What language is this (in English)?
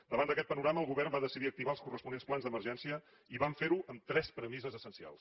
Catalan